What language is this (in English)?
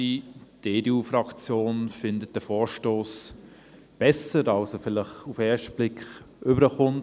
Swiss German